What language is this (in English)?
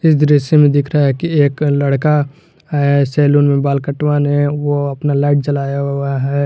Hindi